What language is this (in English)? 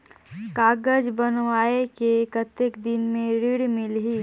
Chhattisgarhi